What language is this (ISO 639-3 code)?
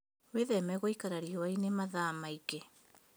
kik